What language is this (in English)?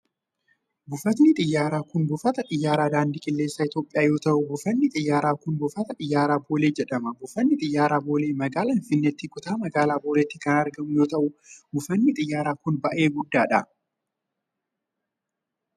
Oromo